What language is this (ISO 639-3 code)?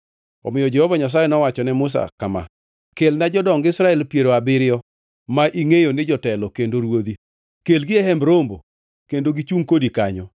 luo